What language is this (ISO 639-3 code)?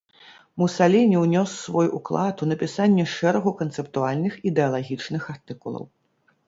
bel